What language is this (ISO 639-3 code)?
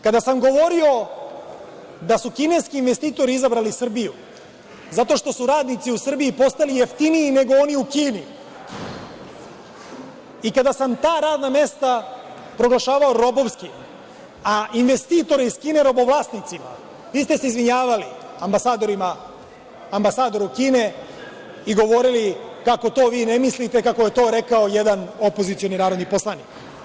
srp